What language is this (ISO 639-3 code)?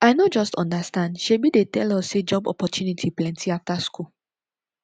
pcm